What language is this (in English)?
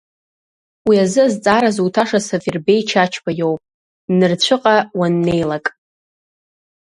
Abkhazian